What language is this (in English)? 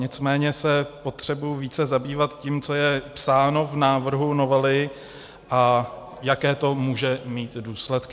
Czech